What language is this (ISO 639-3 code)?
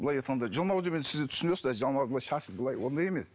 kaz